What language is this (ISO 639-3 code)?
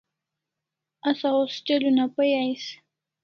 kls